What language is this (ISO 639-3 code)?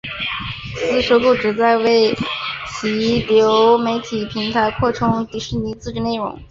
zho